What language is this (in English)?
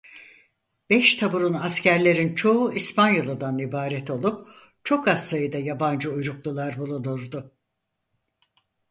Turkish